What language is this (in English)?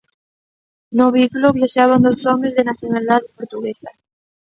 Galician